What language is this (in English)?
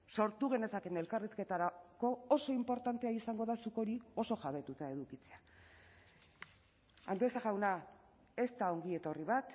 Basque